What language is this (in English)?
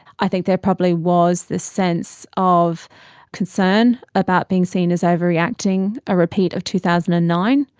English